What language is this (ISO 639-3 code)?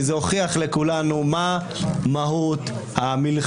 heb